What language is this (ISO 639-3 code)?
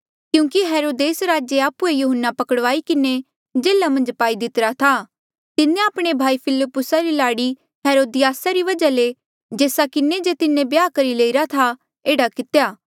mjl